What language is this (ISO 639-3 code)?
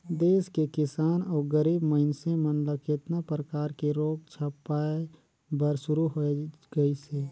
hne